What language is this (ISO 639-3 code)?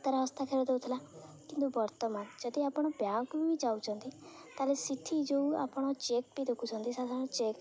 ori